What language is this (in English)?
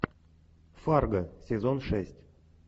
Russian